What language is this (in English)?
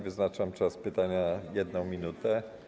Polish